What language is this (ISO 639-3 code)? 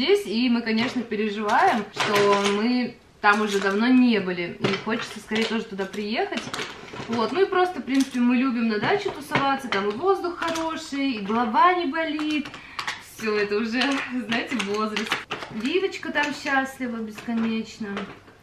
rus